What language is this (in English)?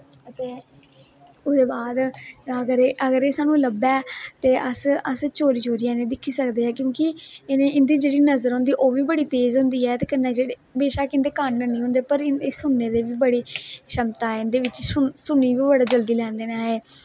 Dogri